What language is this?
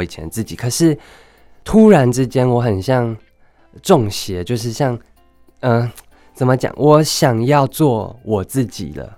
Chinese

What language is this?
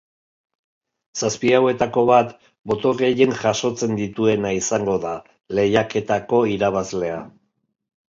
Basque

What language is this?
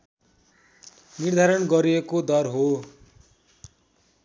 Nepali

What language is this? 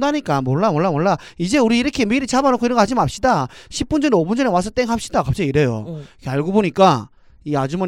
Korean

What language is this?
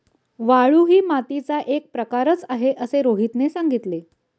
Marathi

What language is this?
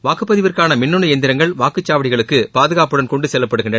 Tamil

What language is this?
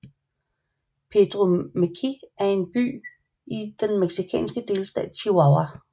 Danish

